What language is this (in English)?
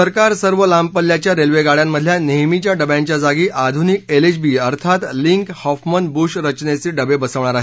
Marathi